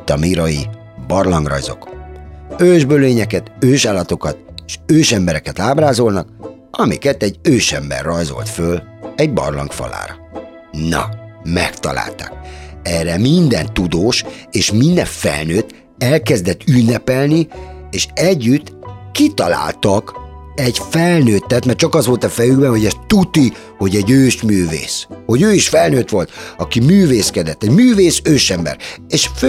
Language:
Hungarian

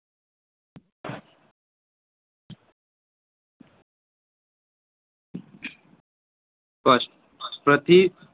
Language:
Gujarati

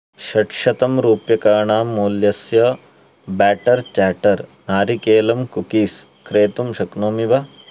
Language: Sanskrit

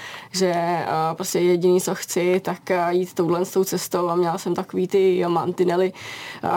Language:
Czech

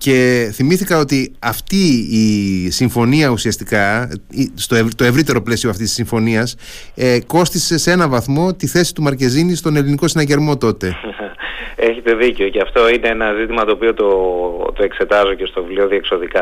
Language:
Greek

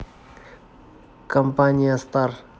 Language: Russian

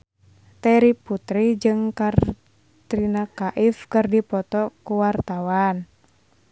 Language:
Sundanese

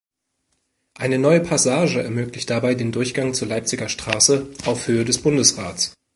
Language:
German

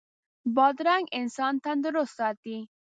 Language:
Pashto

